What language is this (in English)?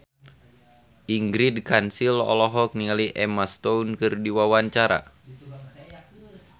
Sundanese